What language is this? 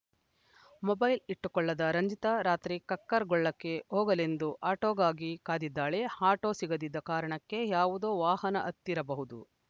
Kannada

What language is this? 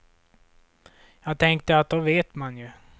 Swedish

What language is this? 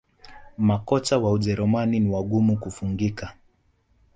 Swahili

